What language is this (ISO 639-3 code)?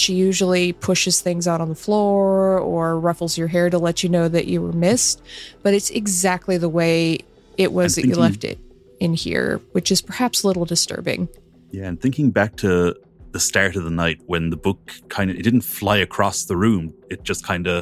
eng